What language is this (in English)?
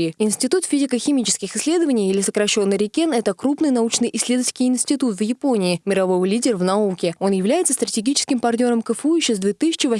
Russian